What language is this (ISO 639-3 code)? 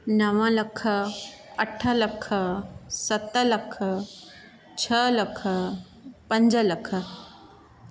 snd